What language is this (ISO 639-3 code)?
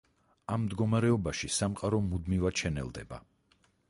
kat